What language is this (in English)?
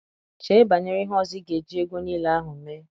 Igbo